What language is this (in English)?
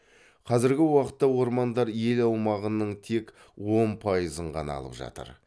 Kazakh